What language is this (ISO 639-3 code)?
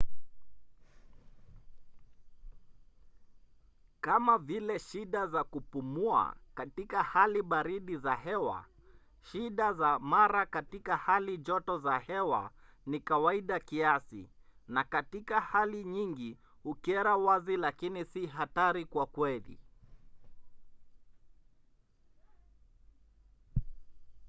swa